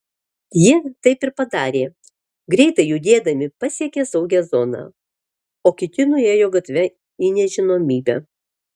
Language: Lithuanian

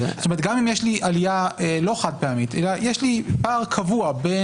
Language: Hebrew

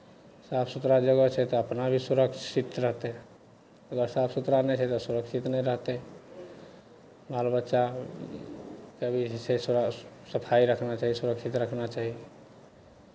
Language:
Maithili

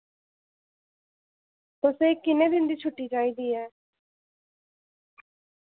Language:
Dogri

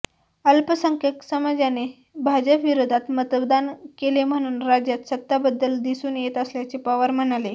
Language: Marathi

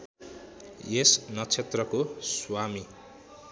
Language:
Nepali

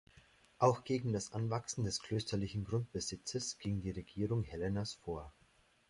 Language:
German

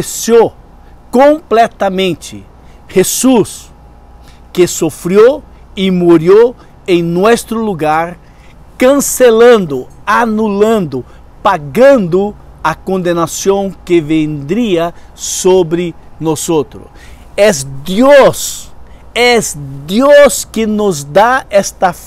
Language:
Portuguese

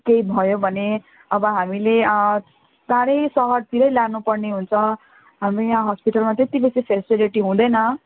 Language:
Nepali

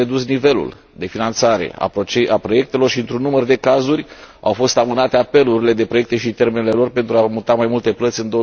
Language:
Romanian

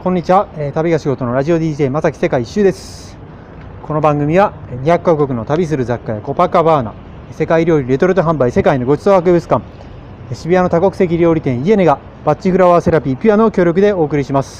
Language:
Japanese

